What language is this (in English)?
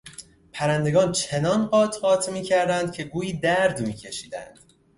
Persian